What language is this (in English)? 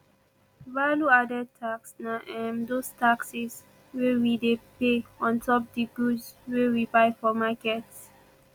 Nigerian Pidgin